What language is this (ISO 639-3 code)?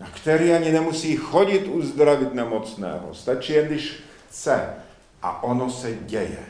ces